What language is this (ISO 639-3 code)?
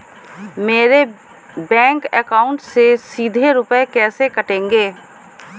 hin